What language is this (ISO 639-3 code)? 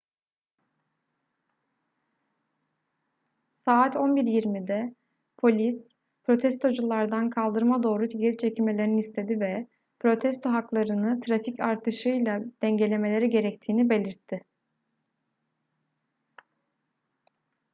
tur